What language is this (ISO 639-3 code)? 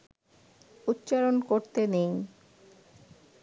ben